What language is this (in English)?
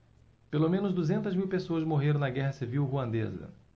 Portuguese